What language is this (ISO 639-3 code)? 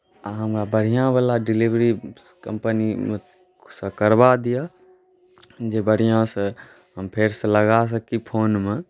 mai